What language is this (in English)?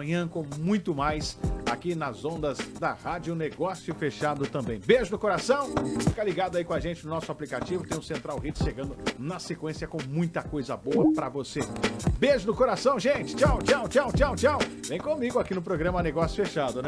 Portuguese